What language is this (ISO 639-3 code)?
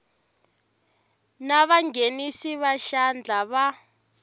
tso